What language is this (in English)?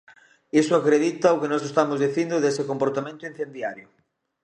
Galician